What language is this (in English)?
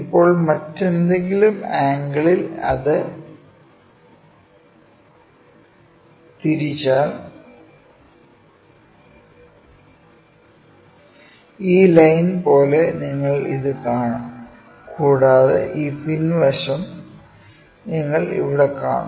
Malayalam